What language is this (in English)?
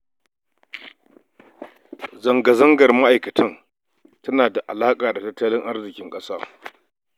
Hausa